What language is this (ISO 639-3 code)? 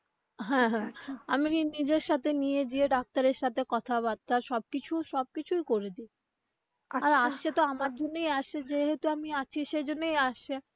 ben